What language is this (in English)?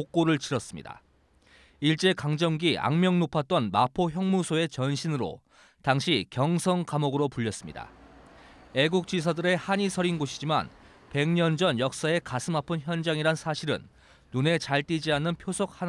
Korean